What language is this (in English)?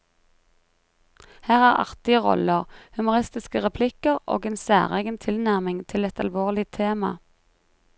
Norwegian